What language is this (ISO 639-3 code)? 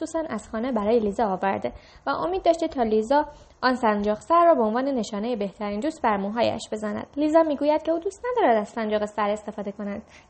fas